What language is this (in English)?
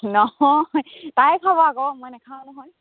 Assamese